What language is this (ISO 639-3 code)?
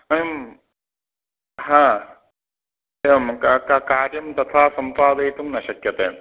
san